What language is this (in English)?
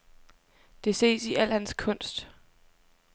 Danish